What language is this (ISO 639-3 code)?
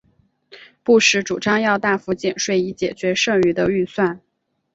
zho